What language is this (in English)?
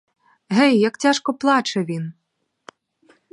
Ukrainian